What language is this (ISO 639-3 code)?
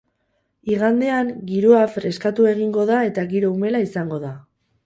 eus